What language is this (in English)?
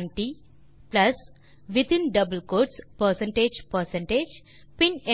Tamil